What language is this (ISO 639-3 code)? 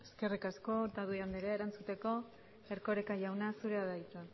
eus